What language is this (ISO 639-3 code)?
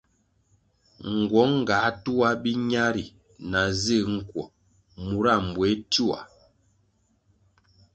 nmg